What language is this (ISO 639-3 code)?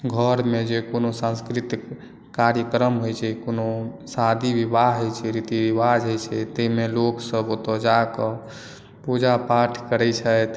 mai